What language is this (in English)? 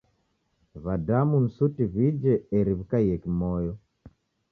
Taita